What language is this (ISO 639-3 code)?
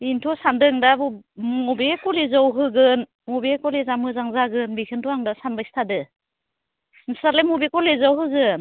brx